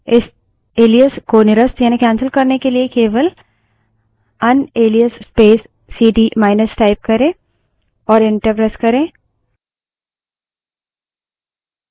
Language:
Hindi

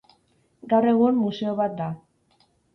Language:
Basque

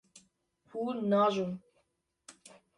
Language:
Kurdish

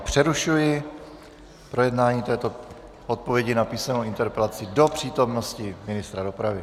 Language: Czech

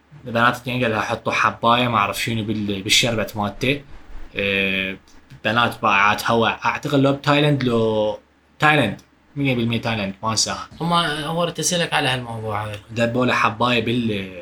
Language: Arabic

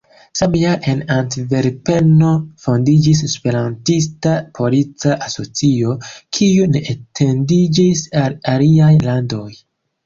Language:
Esperanto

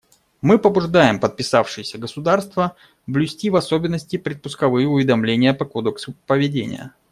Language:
Russian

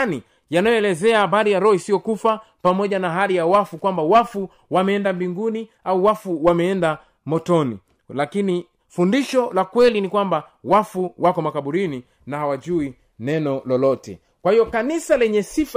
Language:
Swahili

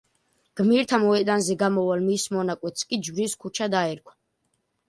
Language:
Georgian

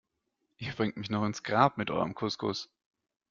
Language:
German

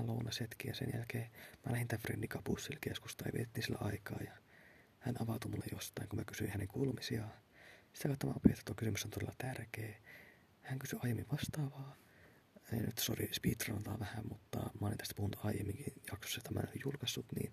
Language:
Finnish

